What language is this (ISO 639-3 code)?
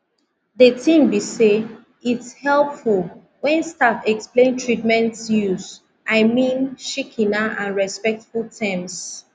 pcm